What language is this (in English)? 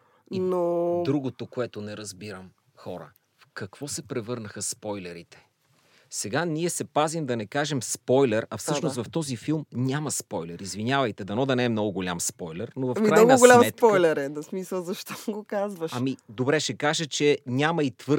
Bulgarian